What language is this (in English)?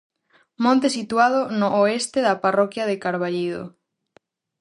Galician